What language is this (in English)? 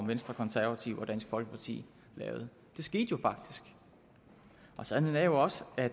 Danish